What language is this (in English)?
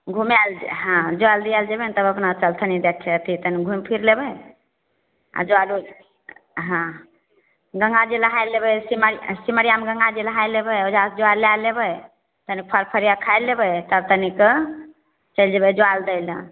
Maithili